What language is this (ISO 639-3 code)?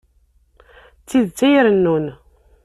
kab